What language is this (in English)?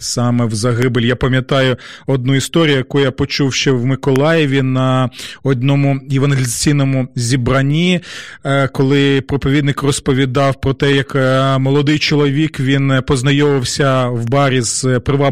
Ukrainian